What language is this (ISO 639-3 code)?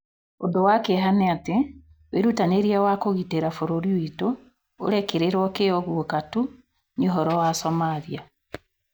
kik